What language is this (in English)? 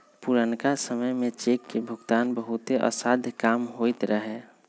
Magahi